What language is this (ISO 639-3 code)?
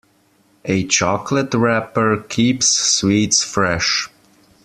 eng